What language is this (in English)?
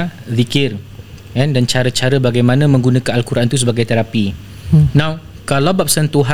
Malay